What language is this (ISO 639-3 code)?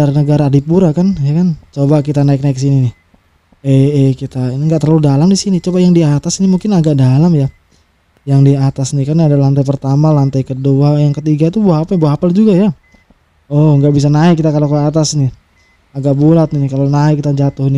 ind